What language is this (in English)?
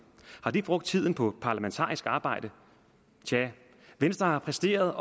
Danish